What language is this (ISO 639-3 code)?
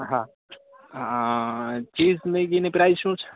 guj